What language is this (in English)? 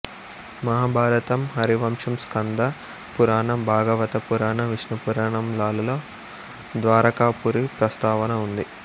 Telugu